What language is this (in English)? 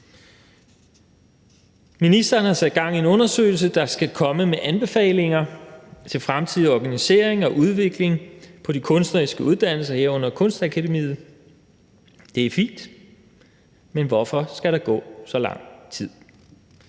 Danish